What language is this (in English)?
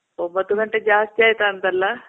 Kannada